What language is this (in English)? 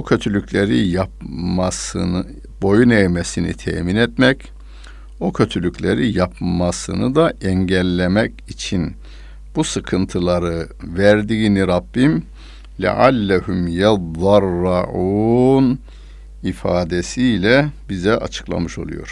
Turkish